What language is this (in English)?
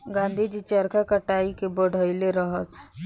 Bhojpuri